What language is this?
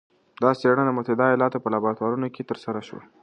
Pashto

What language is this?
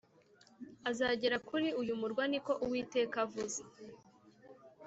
Kinyarwanda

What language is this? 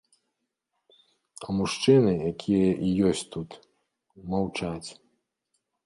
Belarusian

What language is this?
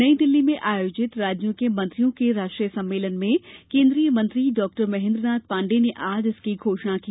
Hindi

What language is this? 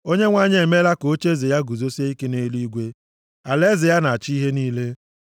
Igbo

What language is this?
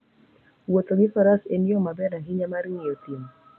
Luo (Kenya and Tanzania)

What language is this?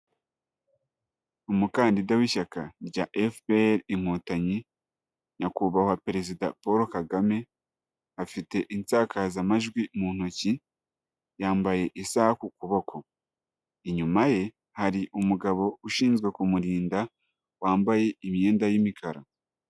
Kinyarwanda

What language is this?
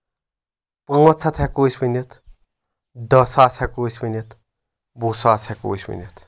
Kashmiri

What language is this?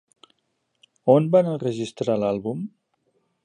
Catalan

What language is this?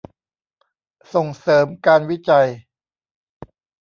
Thai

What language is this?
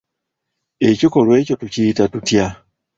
Ganda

